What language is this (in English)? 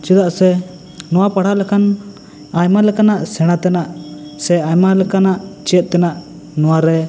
Santali